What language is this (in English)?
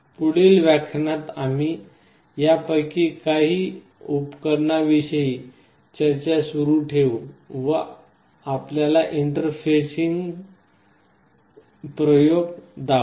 Marathi